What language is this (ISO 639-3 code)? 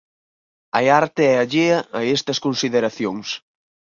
glg